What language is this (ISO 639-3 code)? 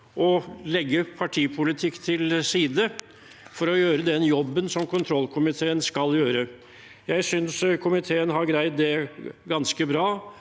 nor